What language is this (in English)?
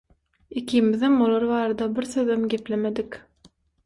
Turkmen